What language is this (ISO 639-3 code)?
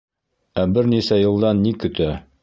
bak